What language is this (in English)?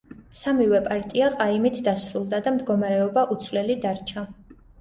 Georgian